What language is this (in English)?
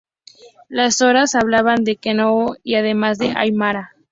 Spanish